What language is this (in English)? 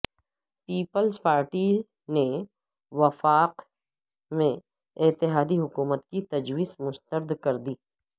Urdu